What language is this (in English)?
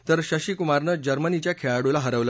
Marathi